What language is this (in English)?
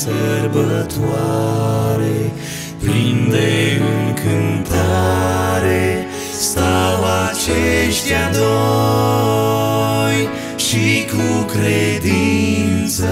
Romanian